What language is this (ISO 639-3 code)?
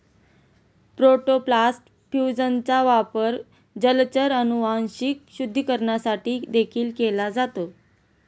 mar